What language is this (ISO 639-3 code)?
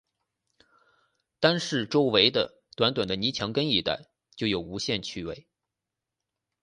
zho